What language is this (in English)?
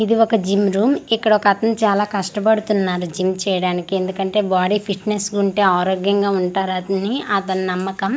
Telugu